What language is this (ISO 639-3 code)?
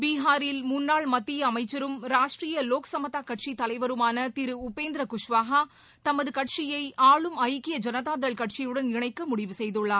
tam